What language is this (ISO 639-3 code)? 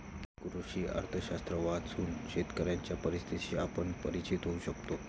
mar